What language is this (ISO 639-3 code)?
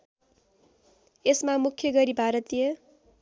nep